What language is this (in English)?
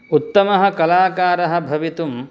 Sanskrit